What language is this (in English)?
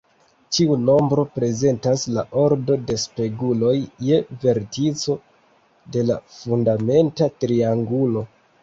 Esperanto